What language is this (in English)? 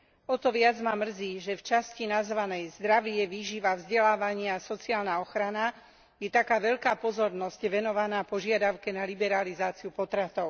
Slovak